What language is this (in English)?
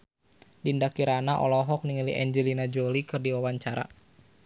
Sundanese